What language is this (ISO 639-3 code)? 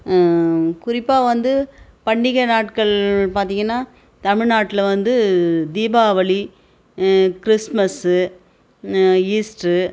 tam